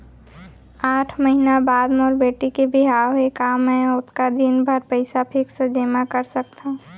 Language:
Chhattisgarhi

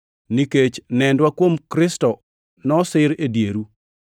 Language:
Luo (Kenya and Tanzania)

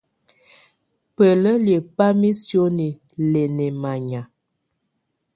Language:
Tunen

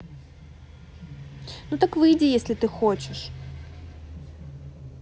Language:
Russian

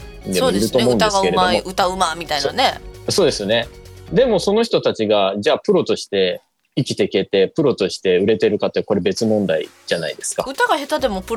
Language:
Japanese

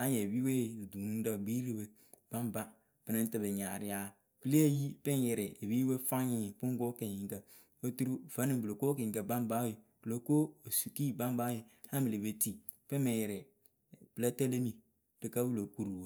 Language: Akebu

